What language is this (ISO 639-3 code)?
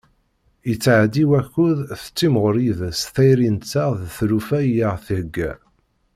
kab